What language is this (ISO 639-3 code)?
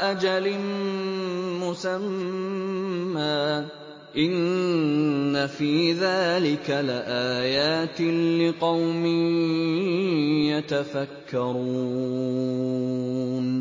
ara